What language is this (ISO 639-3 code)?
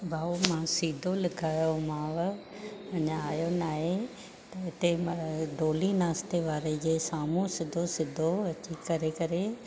snd